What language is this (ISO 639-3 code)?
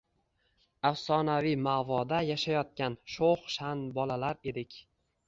uzb